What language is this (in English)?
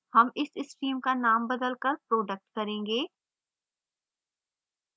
Hindi